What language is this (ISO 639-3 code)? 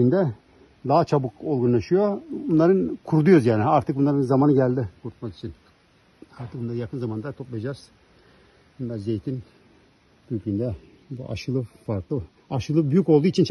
tur